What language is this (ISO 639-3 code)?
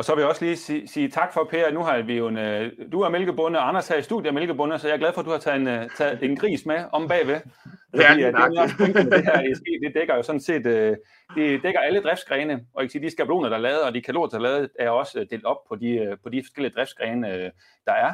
dan